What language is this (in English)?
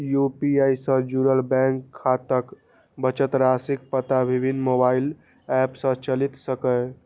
Maithili